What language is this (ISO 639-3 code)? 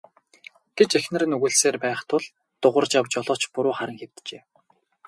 mon